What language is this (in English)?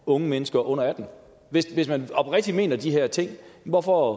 Danish